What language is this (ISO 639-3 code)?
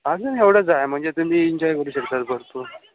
mar